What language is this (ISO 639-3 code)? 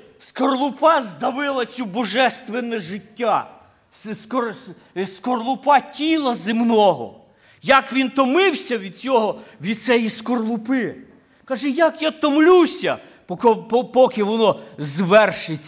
ukr